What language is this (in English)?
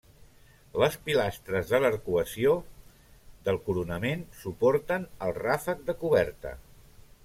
Catalan